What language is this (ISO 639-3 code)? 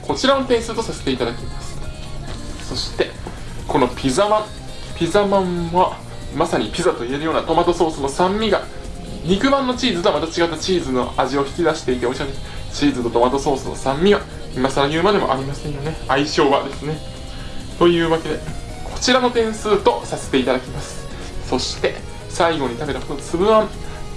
jpn